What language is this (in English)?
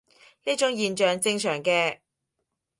Cantonese